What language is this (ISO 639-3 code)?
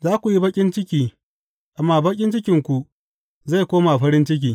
hau